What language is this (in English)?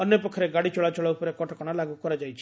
Odia